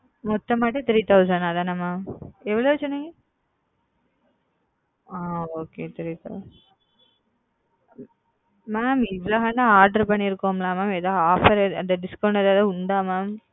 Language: Tamil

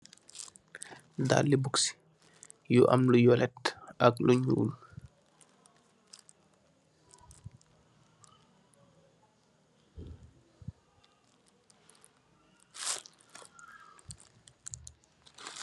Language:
Wolof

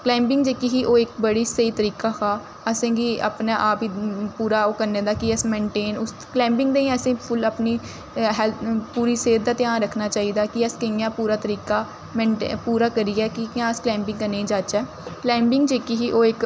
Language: Dogri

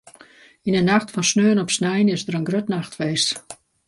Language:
Western Frisian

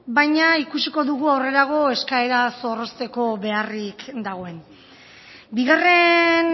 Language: Basque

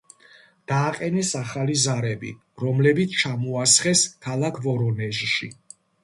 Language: Georgian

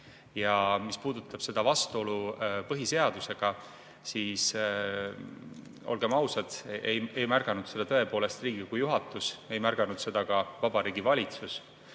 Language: Estonian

